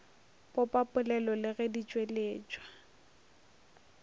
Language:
Northern Sotho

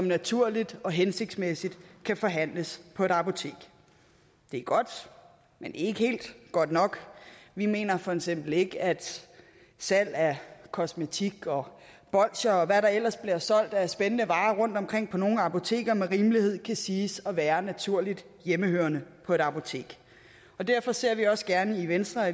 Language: Danish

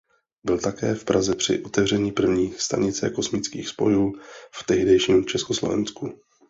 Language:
Czech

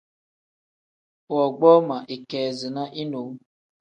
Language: Tem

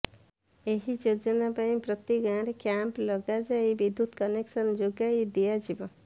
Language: Odia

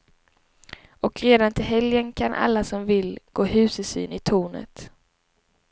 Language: Swedish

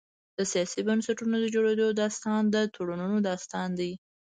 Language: Pashto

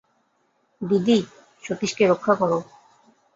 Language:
Bangla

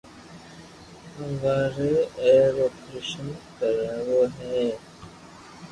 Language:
Loarki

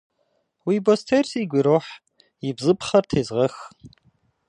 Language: Kabardian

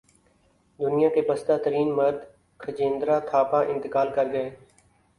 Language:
Urdu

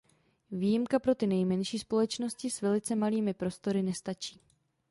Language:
Czech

